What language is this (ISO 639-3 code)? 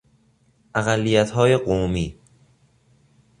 fas